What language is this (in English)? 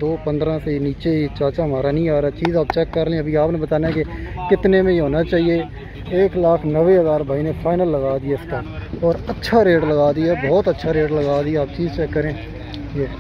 Hindi